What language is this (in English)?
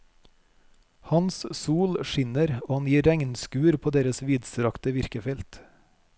Norwegian